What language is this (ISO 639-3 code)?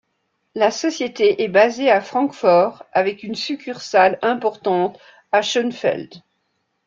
fra